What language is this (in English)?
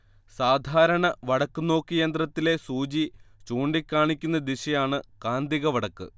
Malayalam